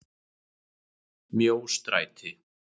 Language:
Icelandic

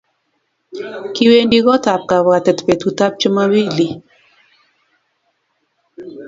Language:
Kalenjin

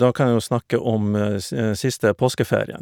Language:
Norwegian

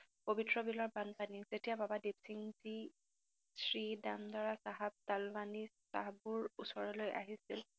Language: Assamese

